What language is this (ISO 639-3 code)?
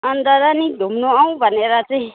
nep